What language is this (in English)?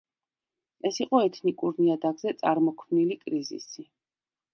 Georgian